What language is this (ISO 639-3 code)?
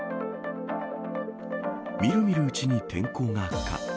jpn